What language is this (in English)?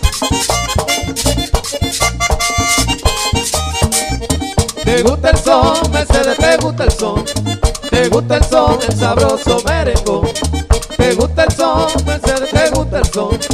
Spanish